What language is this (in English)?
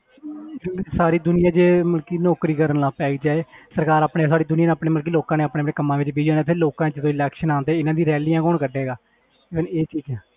Punjabi